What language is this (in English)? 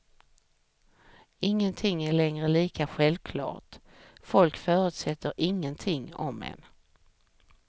Swedish